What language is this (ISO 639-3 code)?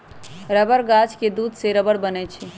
mag